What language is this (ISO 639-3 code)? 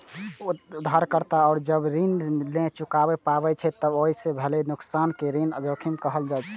mai